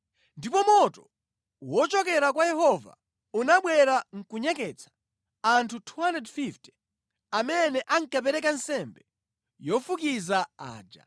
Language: Nyanja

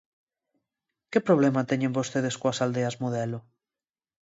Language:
Galician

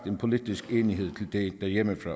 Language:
Danish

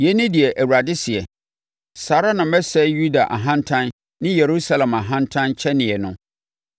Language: Akan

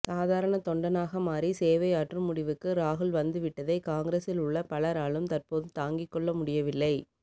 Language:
Tamil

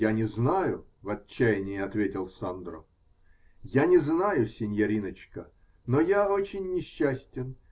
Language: Russian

